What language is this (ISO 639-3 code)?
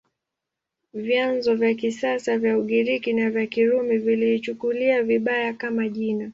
swa